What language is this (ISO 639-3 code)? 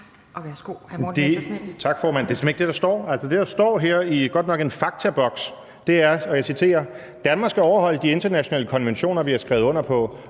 dan